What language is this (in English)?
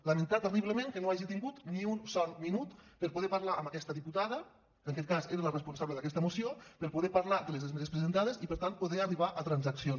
Catalan